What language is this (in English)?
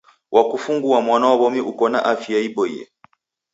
Taita